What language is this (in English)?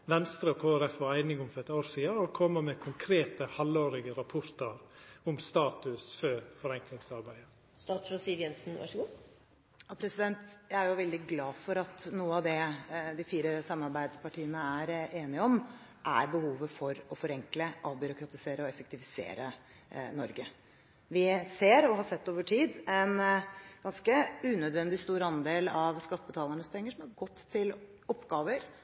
Norwegian